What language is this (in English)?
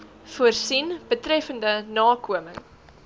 Afrikaans